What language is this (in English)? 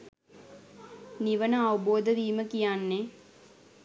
Sinhala